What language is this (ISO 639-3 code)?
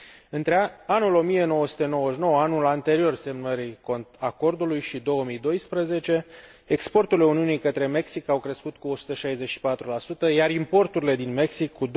ron